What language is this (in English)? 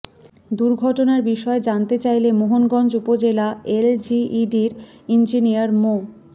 Bangla